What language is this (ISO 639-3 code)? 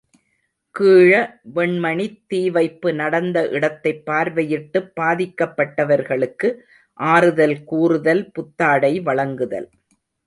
tam